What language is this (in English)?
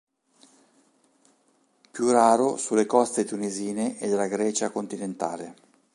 Italian